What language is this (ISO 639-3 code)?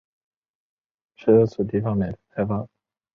zho